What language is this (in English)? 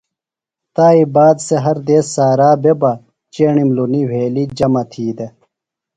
Phalura